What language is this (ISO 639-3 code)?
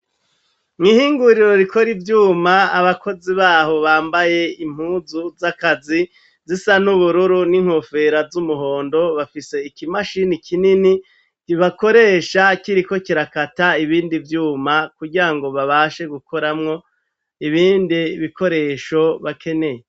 run